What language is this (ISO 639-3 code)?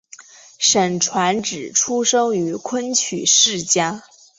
zho